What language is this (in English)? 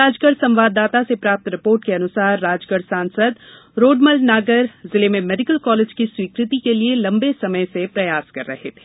Hindi